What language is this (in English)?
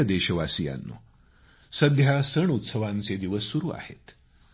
Marathi